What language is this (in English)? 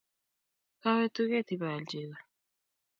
Kalenjin